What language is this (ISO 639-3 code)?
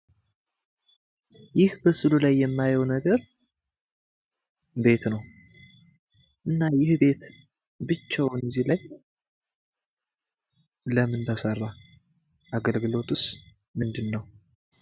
amh